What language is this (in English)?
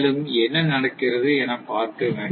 Tamil